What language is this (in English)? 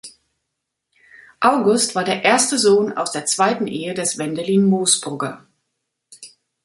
German